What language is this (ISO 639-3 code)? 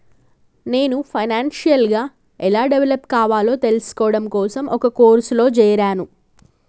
tel